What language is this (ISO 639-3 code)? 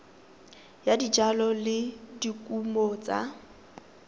tsn